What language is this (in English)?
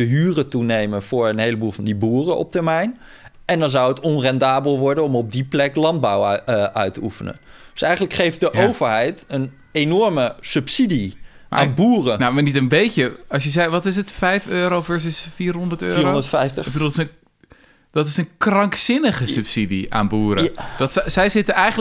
Dutch